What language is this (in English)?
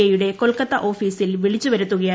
Malayalam